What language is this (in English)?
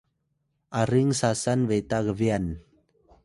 Atayal